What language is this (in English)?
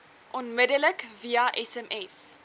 Afrikaans